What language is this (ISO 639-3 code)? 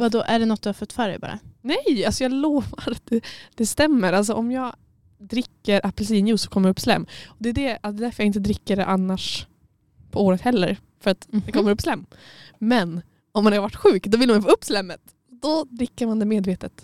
swe